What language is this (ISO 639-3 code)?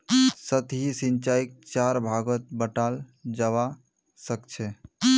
mag